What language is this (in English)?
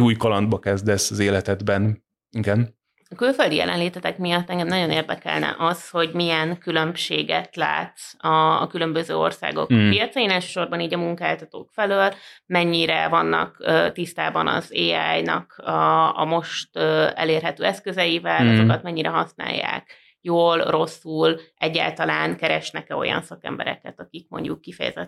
Hungarian